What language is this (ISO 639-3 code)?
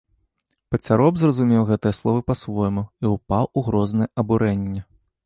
bel